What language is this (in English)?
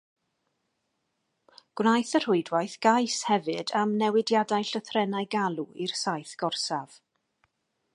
Welsh